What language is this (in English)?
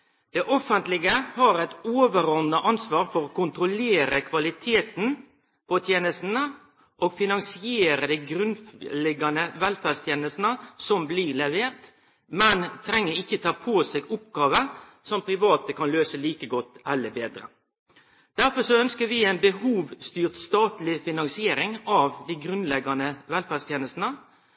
Norwegian Nynorsk